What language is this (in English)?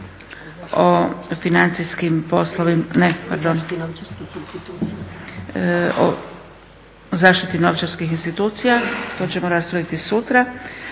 Croatian